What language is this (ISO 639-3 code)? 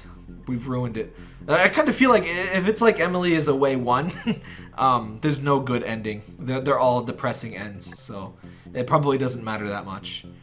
eng